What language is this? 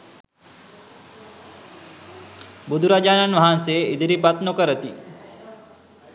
Sinhala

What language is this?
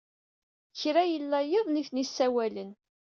Kabyle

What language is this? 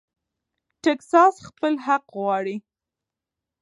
Pashto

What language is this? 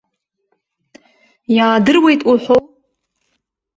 Abkhazian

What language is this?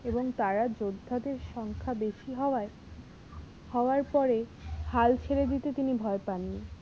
Bangla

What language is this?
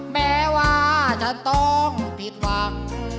Thai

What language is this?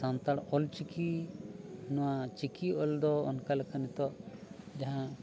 Santali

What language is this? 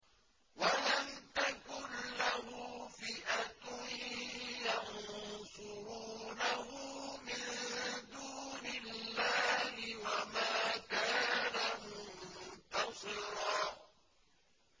Arabic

